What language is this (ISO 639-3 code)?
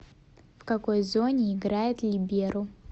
rus